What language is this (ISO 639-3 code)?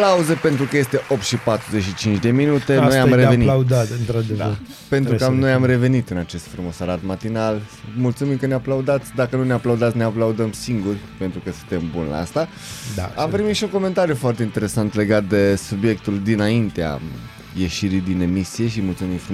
ron